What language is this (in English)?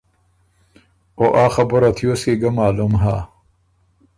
Ormuri